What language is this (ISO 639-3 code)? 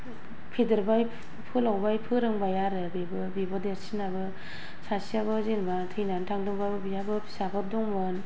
brx